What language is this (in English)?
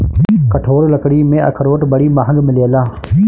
Bhojpuri